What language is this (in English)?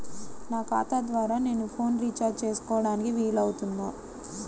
Telugu